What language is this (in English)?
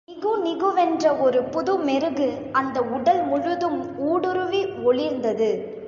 Tamil